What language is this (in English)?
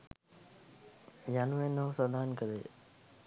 Sinhala